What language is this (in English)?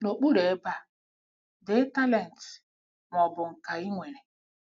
Igbo